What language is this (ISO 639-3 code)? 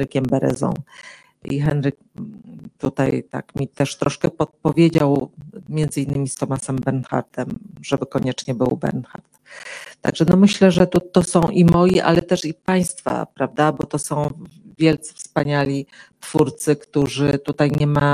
pol